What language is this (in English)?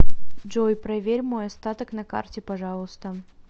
Russian